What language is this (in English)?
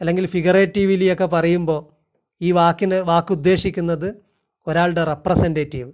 Malayalam